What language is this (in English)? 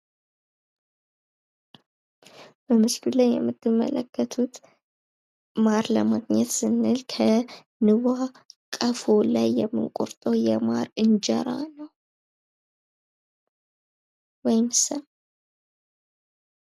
Amharic